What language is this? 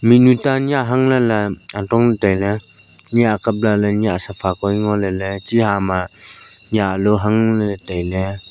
Wancho Naga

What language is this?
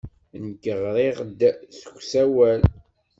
Kabyle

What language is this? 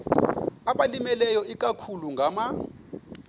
Xhosa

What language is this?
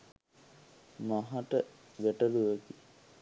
Sinhala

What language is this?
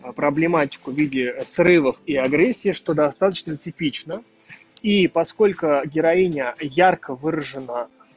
Russian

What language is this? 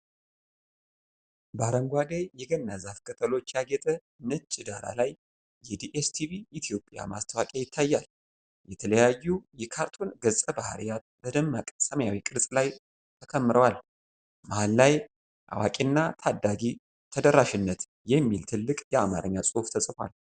Amharic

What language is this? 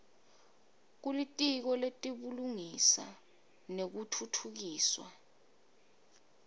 Swati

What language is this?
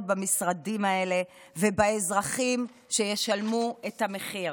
Hebrew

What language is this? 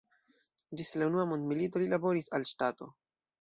Esperanto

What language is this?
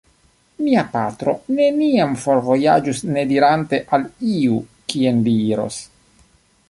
Esperanto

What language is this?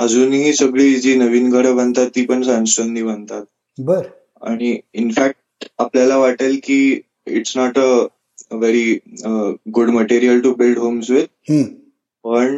Marathi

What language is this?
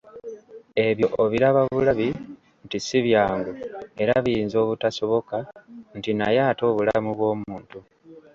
Ganda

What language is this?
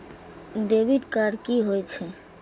Maithili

